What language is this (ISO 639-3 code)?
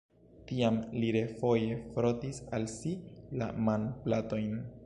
epo